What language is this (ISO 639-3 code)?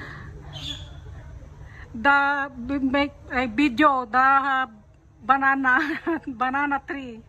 ind